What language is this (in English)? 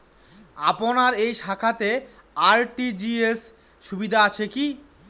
Bangla